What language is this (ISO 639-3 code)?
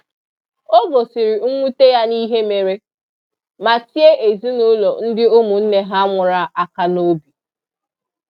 ibo